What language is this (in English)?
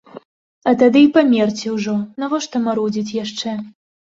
Belarusian